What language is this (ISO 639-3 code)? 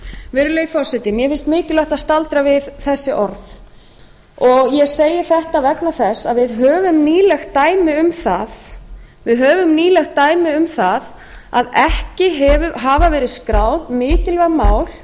isl